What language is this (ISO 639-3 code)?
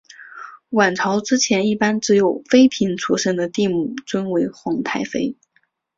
zho